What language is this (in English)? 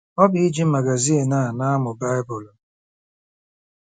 Igbo